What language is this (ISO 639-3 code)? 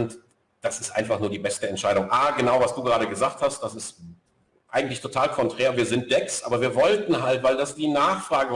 deu